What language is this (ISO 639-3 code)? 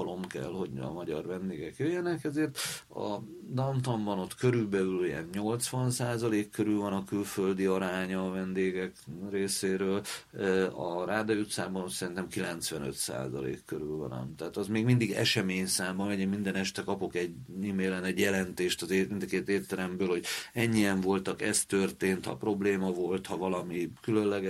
hun